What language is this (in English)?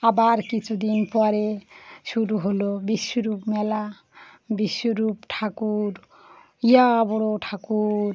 Bangla